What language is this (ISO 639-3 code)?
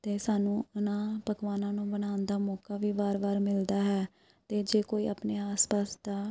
pan